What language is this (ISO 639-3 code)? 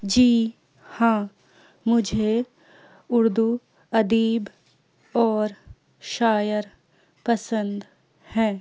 urd